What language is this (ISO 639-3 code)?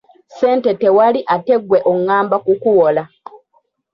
lug